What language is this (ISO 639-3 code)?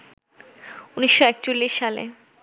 ben